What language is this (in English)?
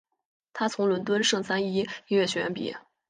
Chinese